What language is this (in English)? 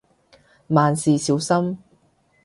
Cantonese